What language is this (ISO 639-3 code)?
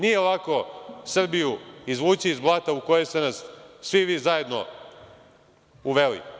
srp